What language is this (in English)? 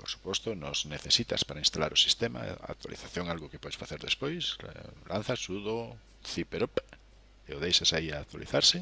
Spanish